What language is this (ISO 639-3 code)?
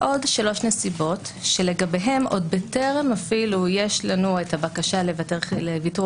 heb